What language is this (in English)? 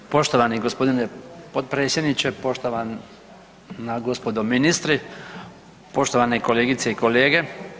Croatian